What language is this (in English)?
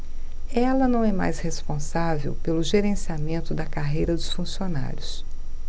Portuguese